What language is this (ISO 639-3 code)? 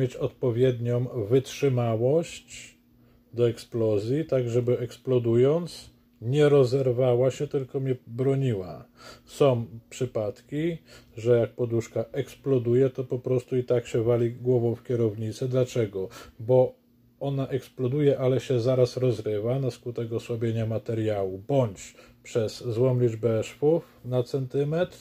pol